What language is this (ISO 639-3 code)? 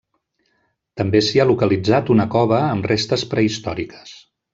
cat